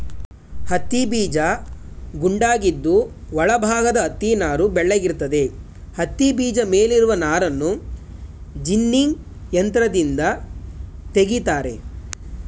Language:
Kannada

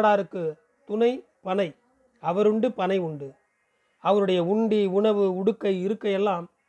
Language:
Tamil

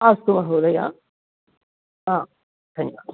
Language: Sanskrit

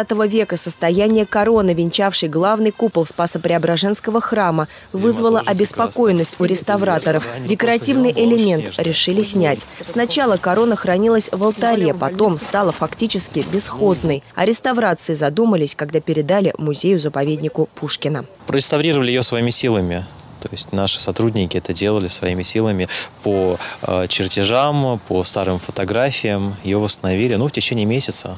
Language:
Russian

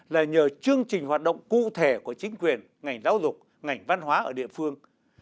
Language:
Vietnamese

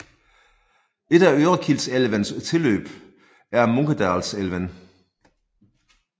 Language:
Danish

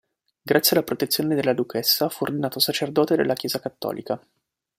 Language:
Italian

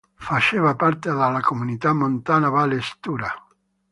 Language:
Italian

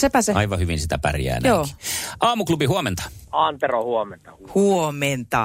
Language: Finnish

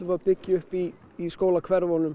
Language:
Icelandic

